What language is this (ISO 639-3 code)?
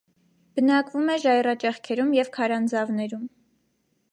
hye